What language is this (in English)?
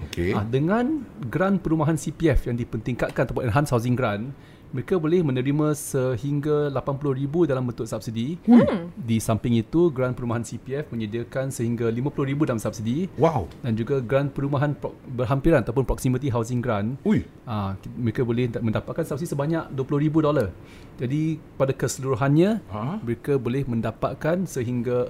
Malay